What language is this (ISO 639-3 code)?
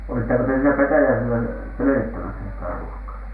fin